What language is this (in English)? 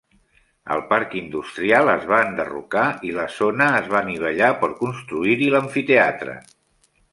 Catalan